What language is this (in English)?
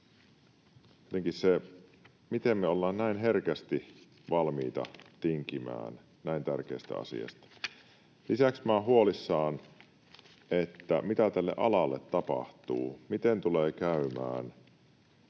Finnish